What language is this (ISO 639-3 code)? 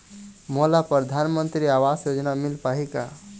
hne